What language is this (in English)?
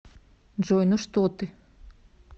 Russian